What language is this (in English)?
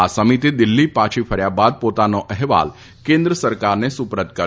Gujarati